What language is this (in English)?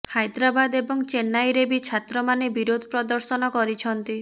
Odia